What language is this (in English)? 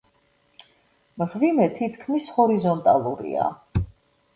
Georgian